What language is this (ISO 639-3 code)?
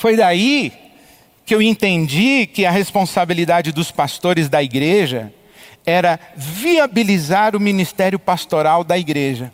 por